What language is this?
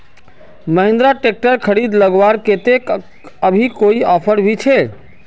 Magahi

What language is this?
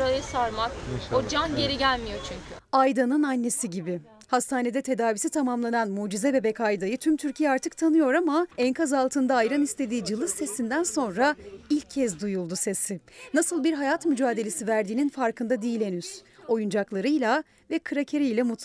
Turkish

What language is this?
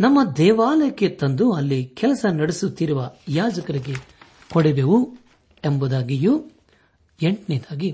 Kannada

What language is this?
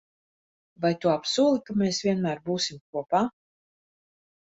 Latvian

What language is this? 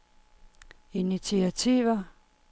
Danish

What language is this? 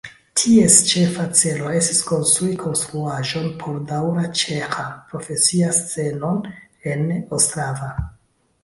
Esperanto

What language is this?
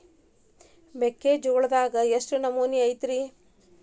Kannada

